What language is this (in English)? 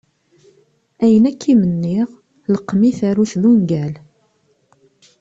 Kabyle